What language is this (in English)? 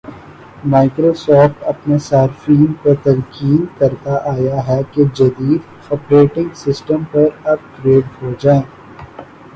Urdu